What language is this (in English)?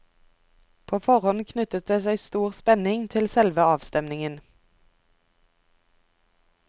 Norwegian